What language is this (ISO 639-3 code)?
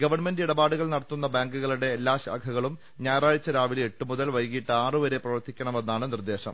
mal